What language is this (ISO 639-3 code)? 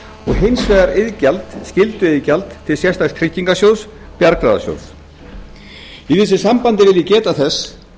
isl